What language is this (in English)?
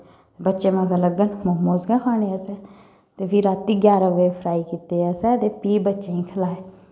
Dogri